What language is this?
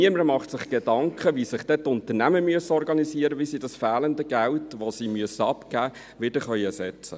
Swiss German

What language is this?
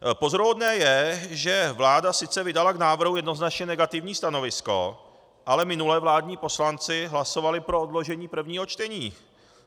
Czech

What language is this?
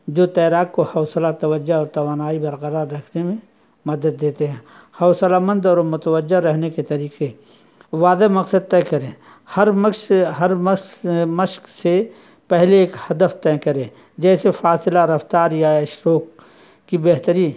Urdu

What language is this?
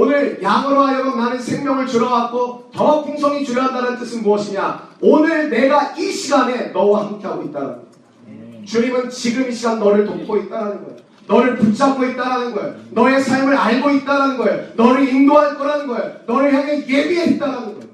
Korean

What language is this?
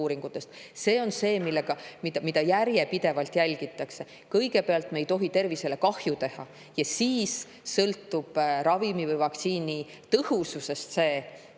Estonian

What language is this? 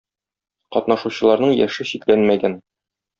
Tatar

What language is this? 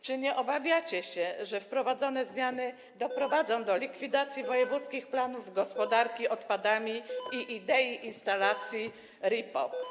Polish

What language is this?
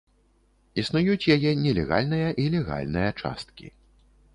Belarusian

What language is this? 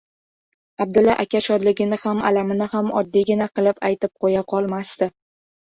Uzbek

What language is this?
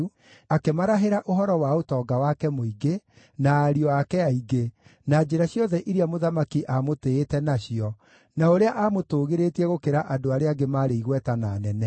Kikuyu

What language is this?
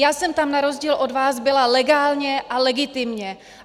Czech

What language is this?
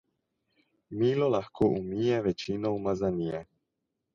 Slovenian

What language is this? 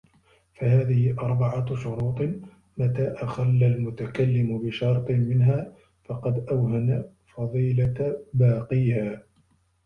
Arabic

